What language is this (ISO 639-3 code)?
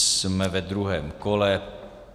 ces